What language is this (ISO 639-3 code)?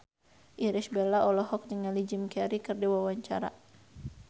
sun